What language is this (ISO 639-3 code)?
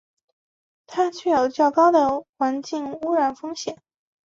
zho